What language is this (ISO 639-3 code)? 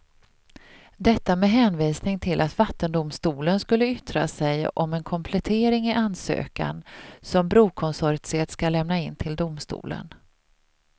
swe